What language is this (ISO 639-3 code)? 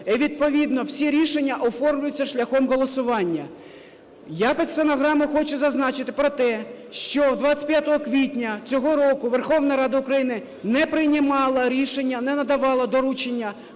ukr